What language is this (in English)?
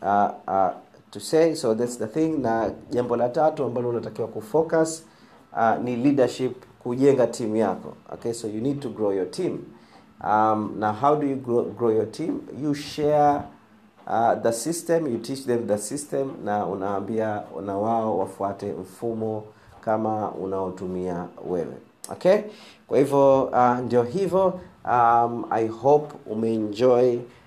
Swahili